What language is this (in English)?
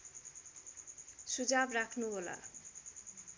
Nepali